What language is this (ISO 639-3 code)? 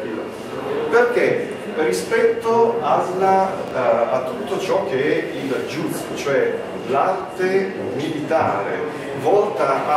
ita